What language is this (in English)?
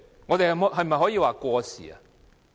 Cantonese